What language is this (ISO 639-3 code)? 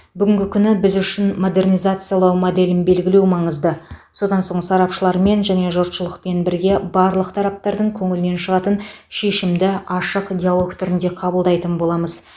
kaz